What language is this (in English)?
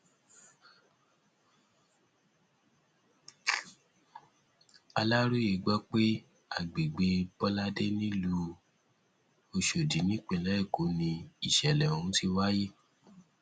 Yoruba